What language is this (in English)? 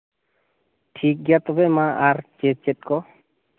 Santali